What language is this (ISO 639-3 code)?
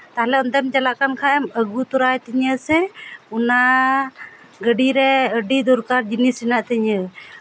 sat